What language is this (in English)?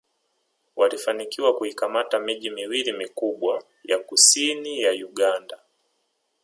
Swahili